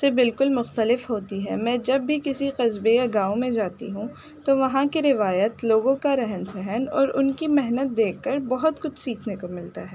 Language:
Urdu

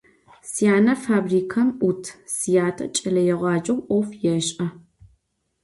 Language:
Adyghe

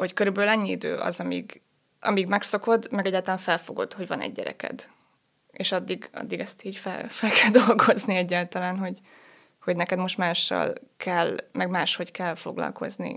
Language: Hungarian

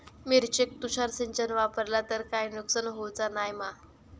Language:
Marathi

